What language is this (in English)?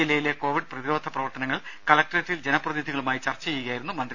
Malayalam